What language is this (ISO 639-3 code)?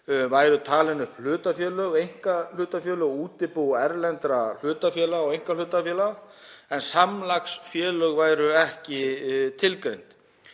isl